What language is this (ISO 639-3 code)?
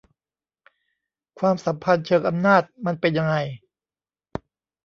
tha